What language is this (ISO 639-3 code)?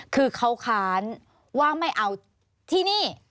tha